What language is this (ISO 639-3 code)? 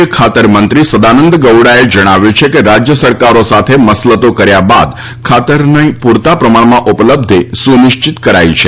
guj